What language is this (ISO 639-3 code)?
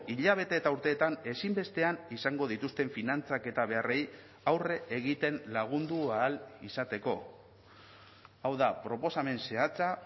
eus